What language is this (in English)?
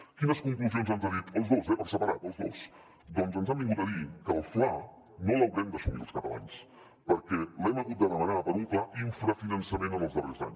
Catalan